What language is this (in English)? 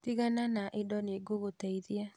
Kikuyu